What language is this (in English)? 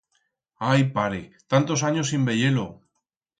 Aragonese